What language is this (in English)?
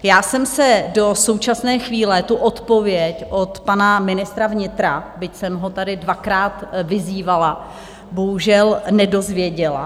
Czech